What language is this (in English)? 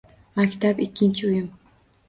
Uzbek